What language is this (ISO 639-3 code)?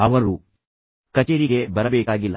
kan